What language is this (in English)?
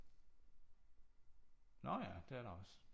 Danish